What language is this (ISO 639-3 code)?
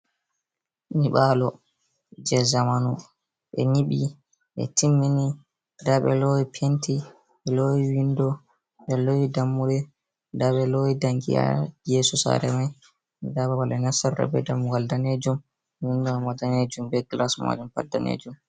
ful